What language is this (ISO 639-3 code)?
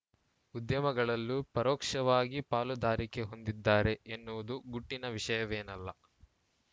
kan